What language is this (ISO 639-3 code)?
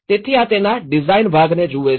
guj